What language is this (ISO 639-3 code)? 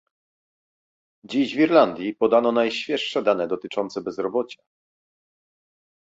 pol